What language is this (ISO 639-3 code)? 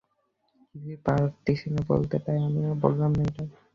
ben